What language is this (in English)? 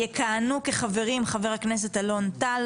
Hebrew